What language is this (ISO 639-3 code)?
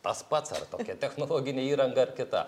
lit